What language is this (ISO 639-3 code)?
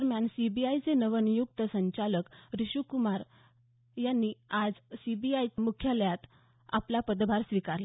mar